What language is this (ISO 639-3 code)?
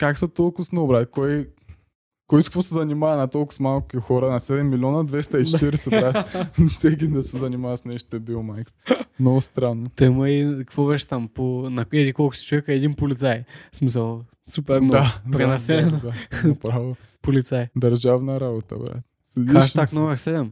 bul